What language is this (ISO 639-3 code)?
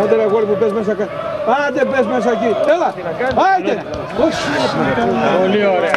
ell